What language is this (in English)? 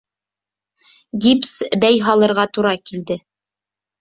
Bashkir